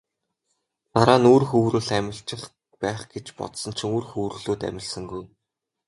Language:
Mongolian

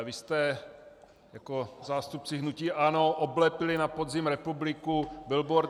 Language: Czech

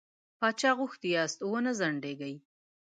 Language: Pashto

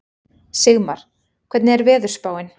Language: Icelandic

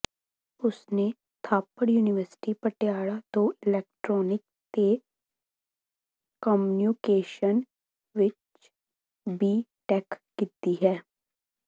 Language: Punjabi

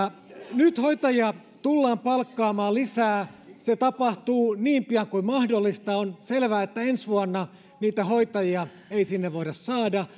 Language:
Finnish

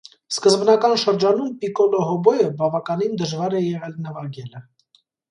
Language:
Armenian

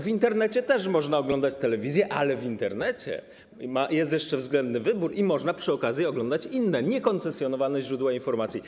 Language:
Polish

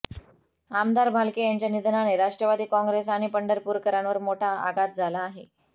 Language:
Marathi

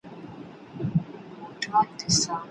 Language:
Pashto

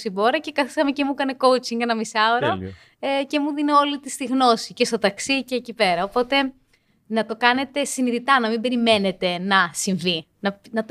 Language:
Greek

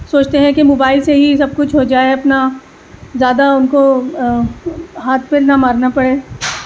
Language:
Urdu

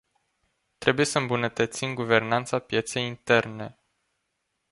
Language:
Romanian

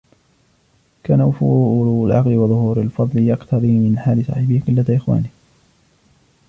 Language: Arabic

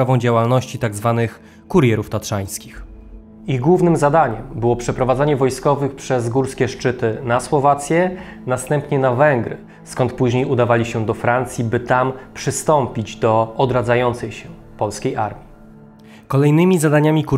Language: Polish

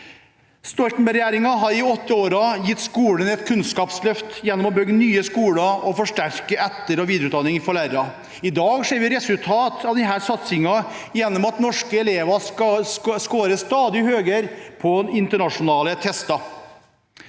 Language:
Norwegian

